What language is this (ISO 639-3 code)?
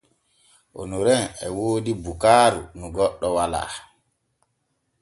fue